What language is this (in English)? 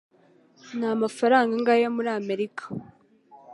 Kinyarwanda